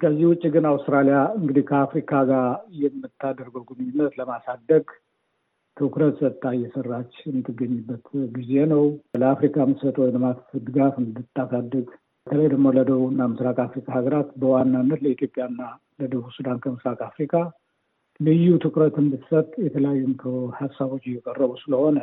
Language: Amharic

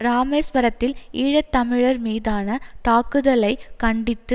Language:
Tamil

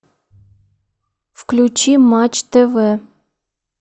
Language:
Russian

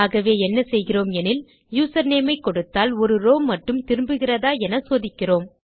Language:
Tamil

